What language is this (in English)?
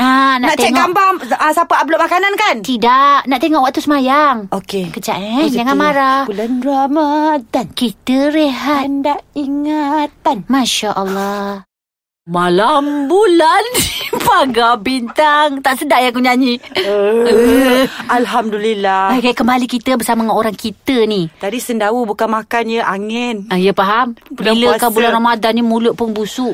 Malay